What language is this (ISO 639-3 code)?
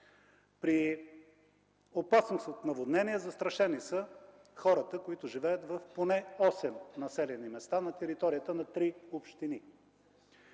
bul